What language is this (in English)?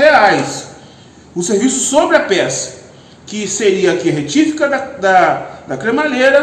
Portuguese